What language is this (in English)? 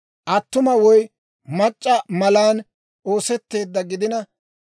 Dawro